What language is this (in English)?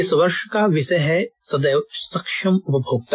Hindi